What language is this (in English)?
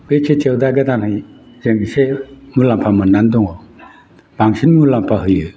Bodo